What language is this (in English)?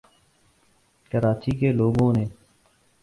Urdu